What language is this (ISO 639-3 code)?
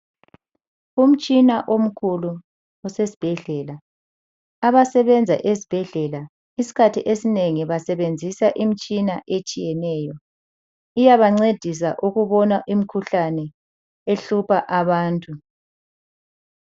nde